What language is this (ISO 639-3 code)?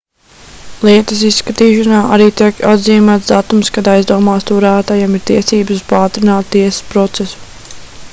lav